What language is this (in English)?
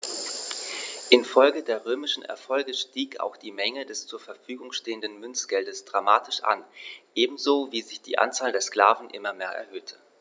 German